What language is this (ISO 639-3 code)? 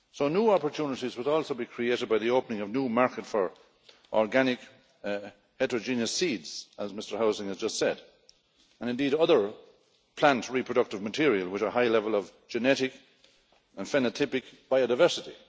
eng